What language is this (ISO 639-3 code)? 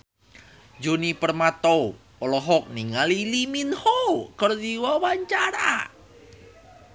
sun